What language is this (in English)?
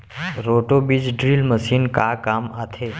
Chhattisgarhi